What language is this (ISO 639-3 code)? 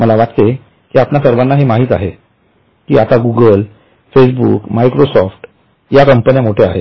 mar